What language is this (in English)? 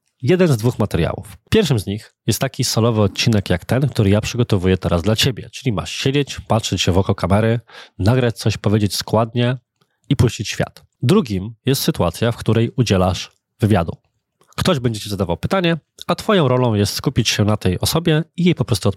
Polish